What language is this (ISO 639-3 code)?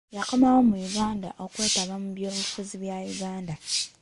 lug